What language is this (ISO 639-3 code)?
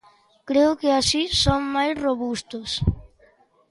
glg